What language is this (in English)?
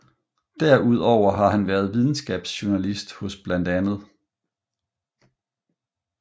Danish